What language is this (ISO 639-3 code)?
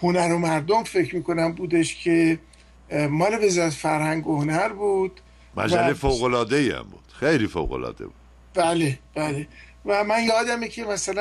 fas